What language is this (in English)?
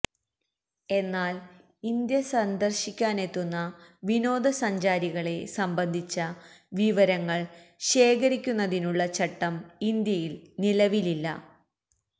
Malayalam